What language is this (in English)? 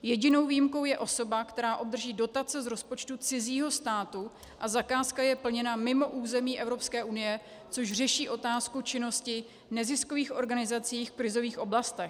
Czech